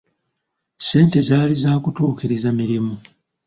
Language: Ganda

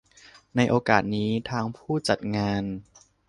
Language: Thai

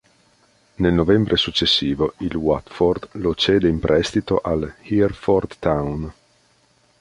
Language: Italian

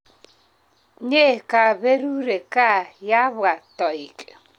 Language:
Kalenjin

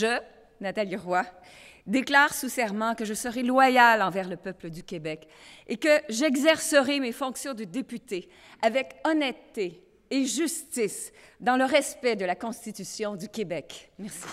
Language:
French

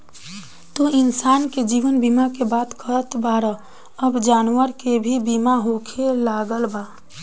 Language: Bhojpuri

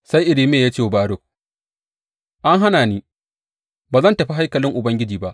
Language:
Hausa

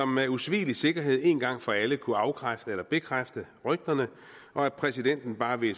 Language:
Danish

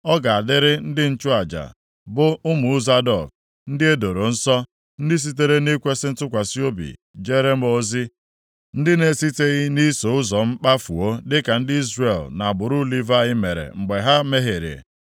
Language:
Igbo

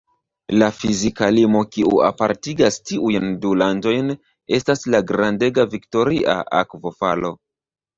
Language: Esperanto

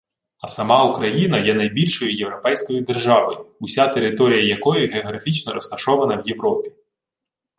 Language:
Ukrainian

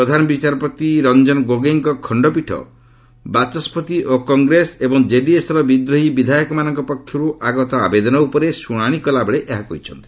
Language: Odia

